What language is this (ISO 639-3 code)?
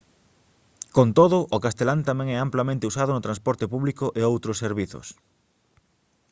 glg